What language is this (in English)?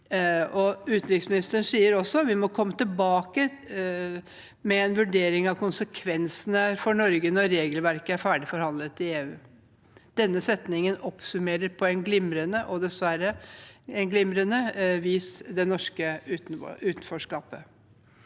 Norwegian